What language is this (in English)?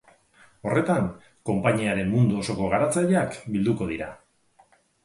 Basque